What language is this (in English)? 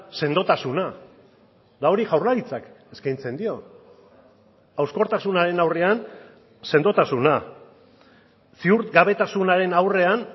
Basque